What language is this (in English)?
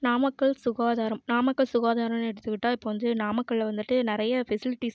Tamil